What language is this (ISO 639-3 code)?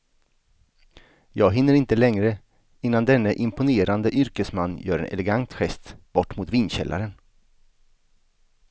swe